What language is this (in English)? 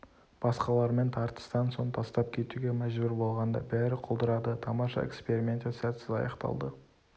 Kazakh